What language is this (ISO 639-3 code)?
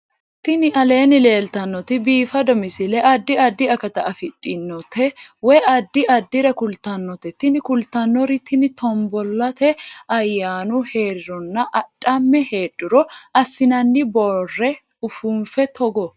sid